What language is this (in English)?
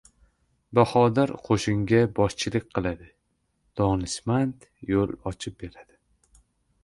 Uzbek